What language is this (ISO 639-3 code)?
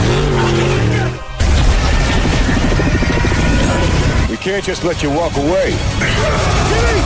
spa